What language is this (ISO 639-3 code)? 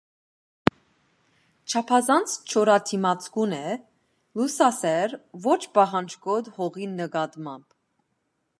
hye